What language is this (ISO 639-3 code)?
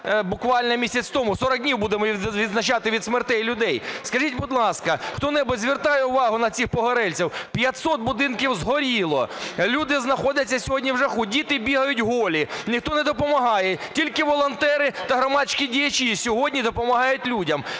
ukr